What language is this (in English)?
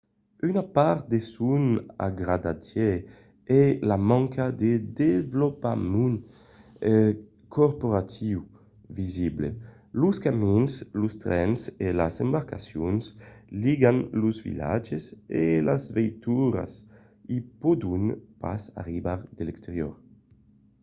Occitan